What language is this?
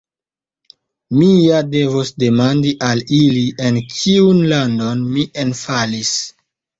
Esperanto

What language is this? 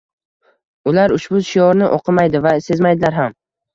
Uzbek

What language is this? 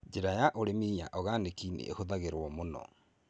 Kikuyu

